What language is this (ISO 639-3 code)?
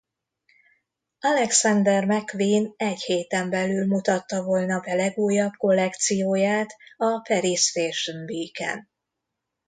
hun